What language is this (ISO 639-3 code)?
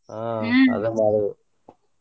kan